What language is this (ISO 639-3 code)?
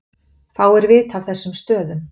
isl